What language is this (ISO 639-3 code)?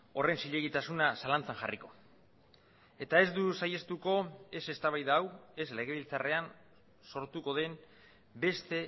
eus